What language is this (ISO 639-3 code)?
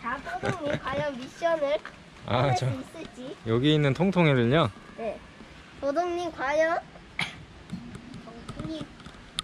kor